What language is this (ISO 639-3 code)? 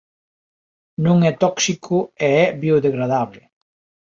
glg